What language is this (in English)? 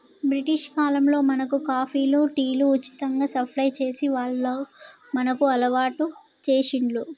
Telugu